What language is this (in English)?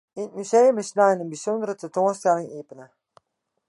Western Frisian